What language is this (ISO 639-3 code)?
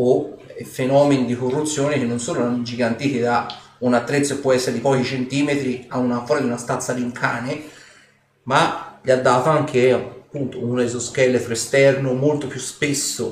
ita